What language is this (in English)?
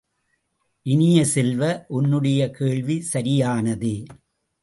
Tamil